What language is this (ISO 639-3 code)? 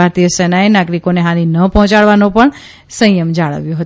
guj